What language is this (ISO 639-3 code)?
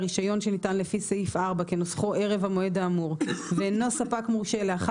heb